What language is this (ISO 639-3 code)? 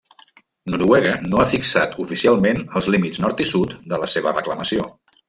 cat